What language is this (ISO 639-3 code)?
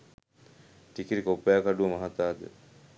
sin